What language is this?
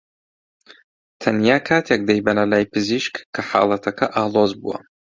Central Kurdish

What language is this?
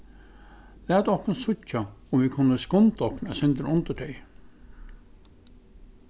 Faroese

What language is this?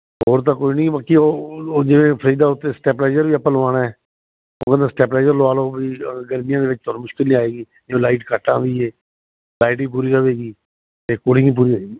Punjabi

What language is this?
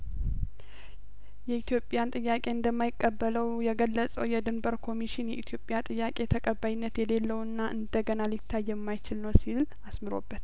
Amharic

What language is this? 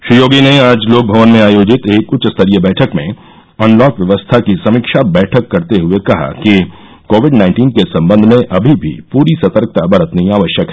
Hindi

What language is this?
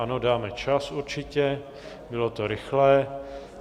Czech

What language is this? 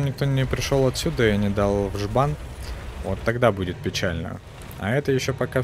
Russian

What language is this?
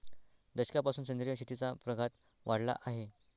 Marathi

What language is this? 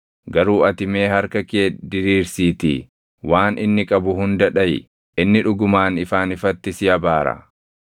Oromo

